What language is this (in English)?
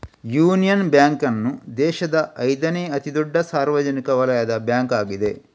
Kannada